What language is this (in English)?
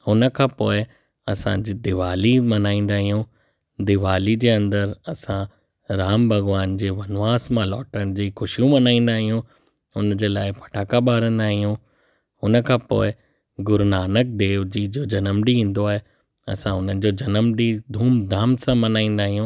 Sindhi